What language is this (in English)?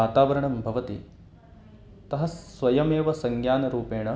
Sanskrit